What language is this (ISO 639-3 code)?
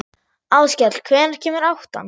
isl